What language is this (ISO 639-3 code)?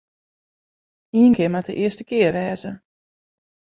fry